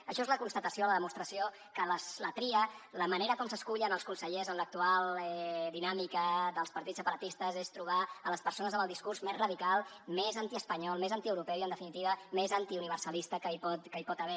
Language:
Catalan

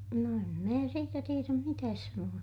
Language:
Finnish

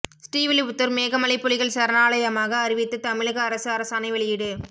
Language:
Tamil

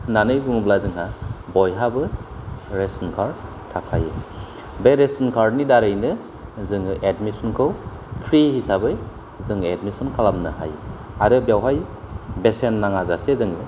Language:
Bodo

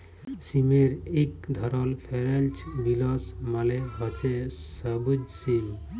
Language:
Bangla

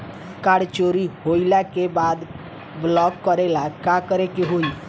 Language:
Bhojpuri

